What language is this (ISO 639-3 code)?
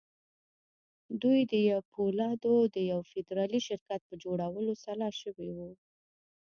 pus